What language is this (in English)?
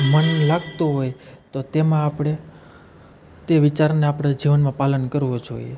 Gujarati